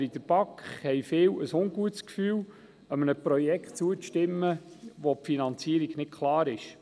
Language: Swiss German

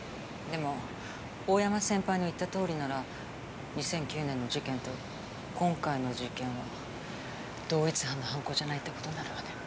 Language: Japanese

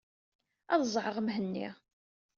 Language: Kabyle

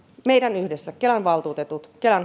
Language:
Finnish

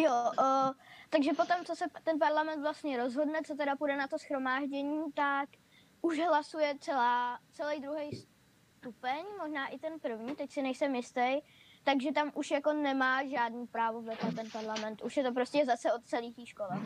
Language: Czech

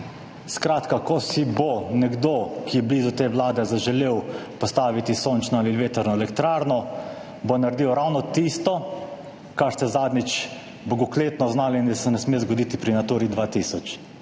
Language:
Slovenian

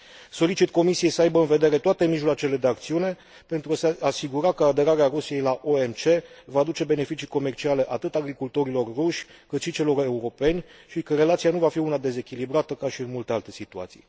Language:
Romanian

